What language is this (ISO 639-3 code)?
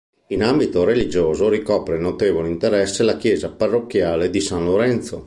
ita